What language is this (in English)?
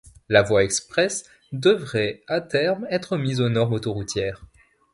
French